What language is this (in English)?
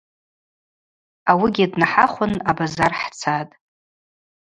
Abaza